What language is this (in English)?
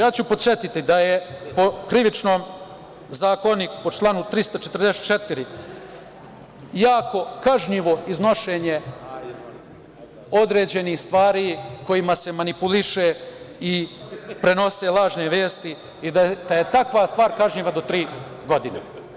Serbian